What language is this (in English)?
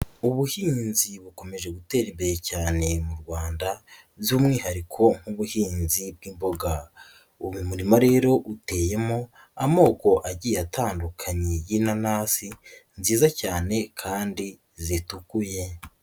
Kinyarwanda